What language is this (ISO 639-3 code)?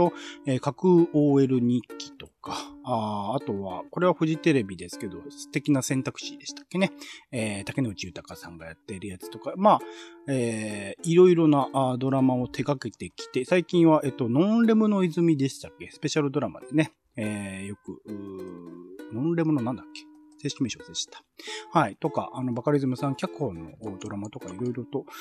jpn